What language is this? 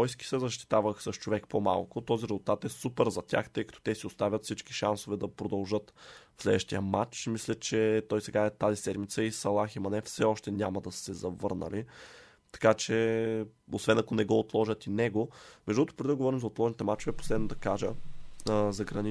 Bulgarian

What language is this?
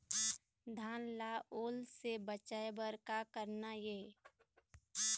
Chhattisgarhi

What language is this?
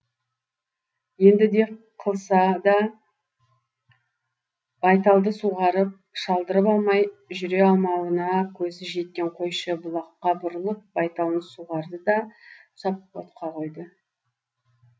Kazakh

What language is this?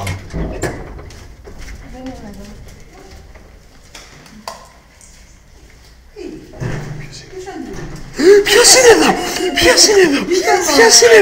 Greek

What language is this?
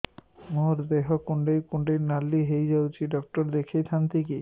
Odia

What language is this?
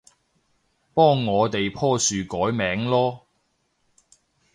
Cantonese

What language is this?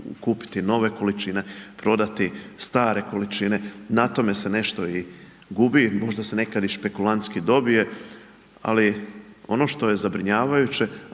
Croatian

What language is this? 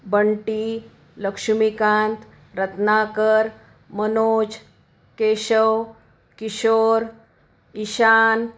Marathi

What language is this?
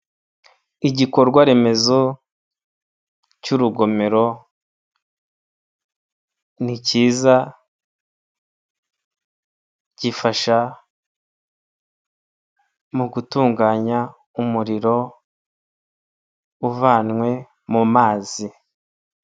Kinyarwanda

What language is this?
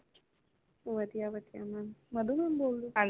Punjabi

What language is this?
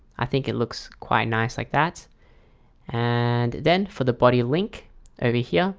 English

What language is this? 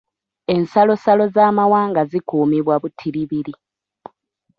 Ganda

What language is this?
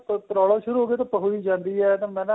Punjabi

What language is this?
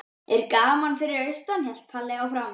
Icelandic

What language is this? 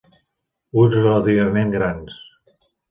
Catalan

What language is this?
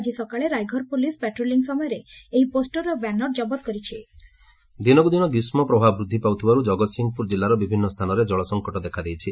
Odia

